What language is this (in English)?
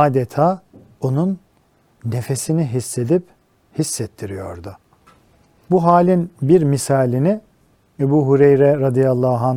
Turkish